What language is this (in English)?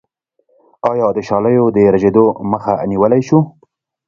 Pashto